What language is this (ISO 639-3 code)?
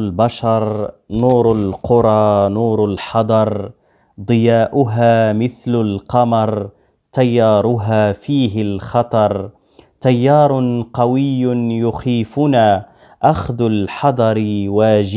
ara